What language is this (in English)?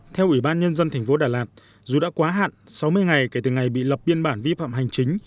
Vietnamese